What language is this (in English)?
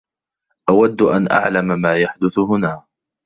Arabic